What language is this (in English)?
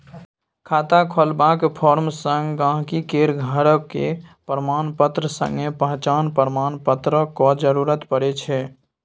Maithili